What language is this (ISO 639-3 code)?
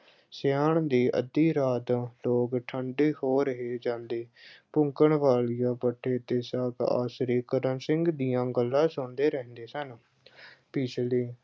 pan